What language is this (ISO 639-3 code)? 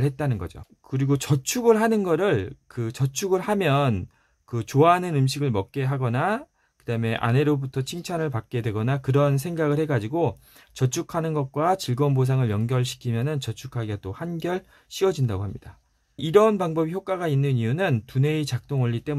kor